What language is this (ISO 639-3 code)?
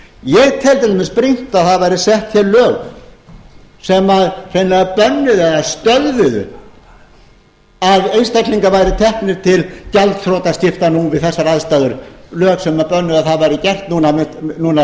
isl